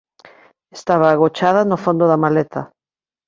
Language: Galician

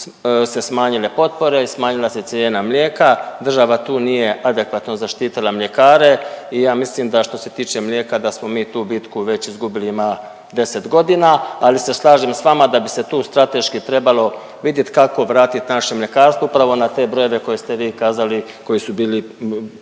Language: Croatian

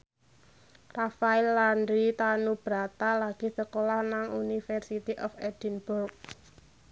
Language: Javanese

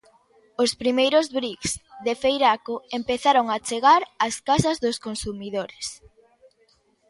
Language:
Galician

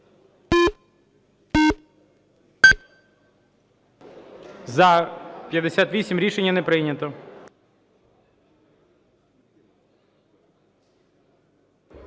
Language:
Ukrainian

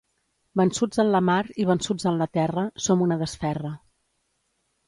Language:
Catalan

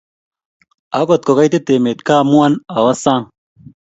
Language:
Kalenjin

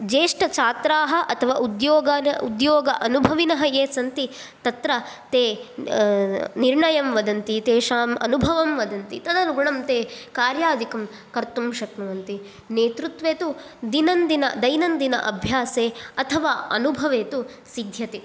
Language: Sanskrit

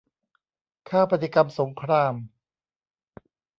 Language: Thai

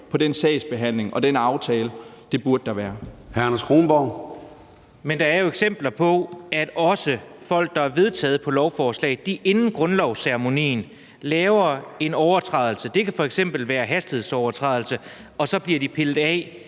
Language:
Danish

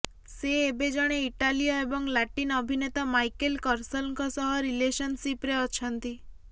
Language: Odia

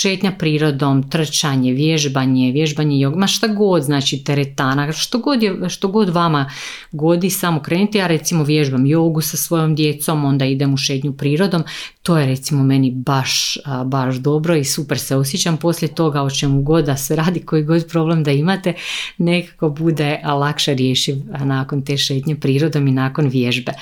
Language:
Croatian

